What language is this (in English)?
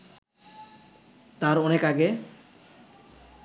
Bangla